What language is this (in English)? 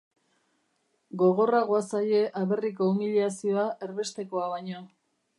Basque